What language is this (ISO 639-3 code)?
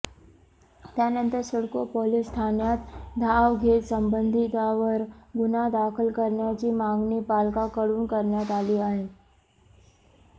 mar